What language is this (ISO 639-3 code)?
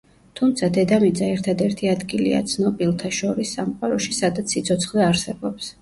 kat